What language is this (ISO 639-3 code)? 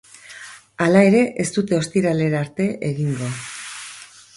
eus